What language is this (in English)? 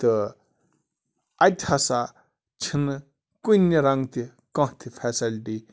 Kashmiri